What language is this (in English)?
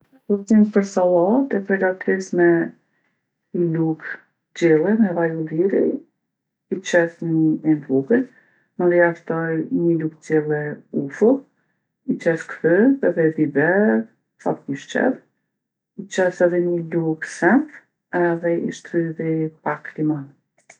Gheg Albanian